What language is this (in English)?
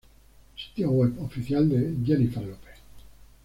Spanish